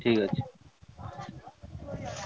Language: Odia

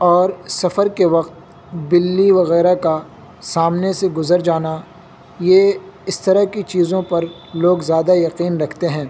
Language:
Urdu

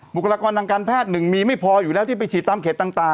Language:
Thai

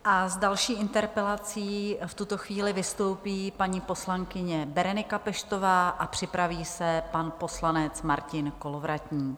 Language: Czech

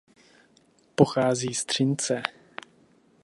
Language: Czech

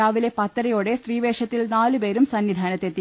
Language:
Malayalam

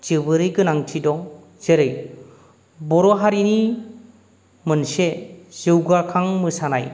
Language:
Bodo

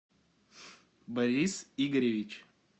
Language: Russian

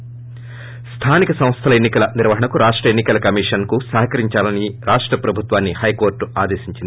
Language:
Telugu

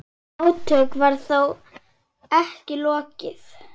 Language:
Icelandic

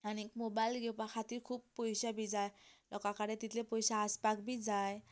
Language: Konkani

